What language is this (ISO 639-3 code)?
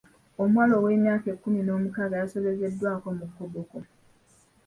lug